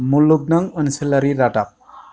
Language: Bodo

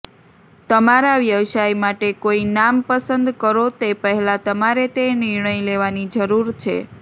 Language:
Gujarati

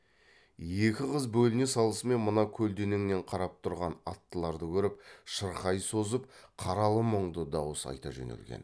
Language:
Kazakh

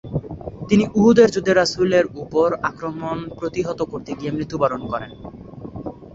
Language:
Bangla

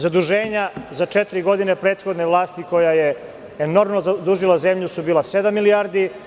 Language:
Serbian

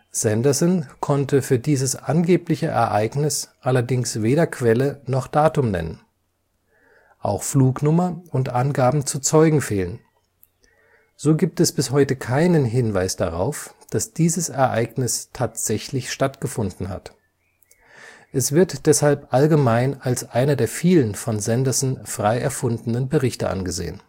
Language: German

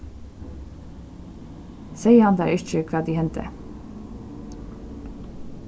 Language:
Faroese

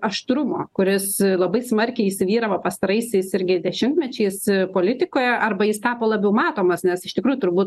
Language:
Lithuanian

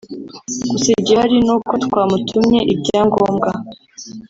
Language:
Kinyarwanda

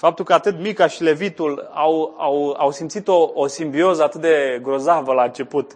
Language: Romanian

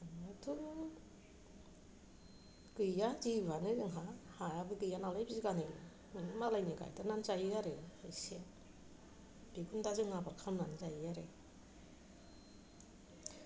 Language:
Bodo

